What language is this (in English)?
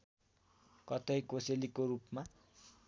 Nepali